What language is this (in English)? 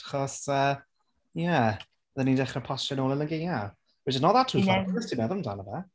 Welsh